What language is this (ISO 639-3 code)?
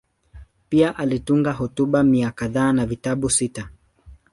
swa